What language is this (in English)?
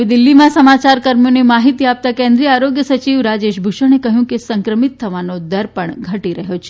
Gujarati